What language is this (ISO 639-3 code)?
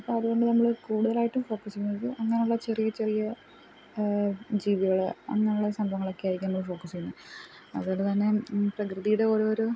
mal